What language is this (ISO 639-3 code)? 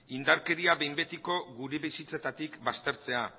eus